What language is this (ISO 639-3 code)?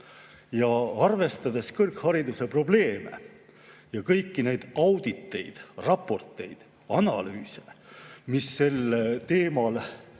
est